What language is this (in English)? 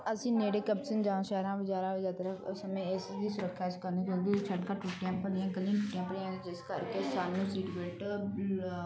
Punjabi